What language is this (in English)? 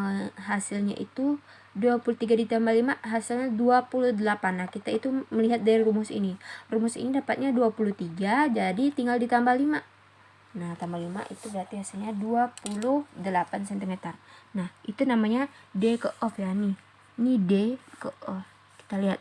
Indonesian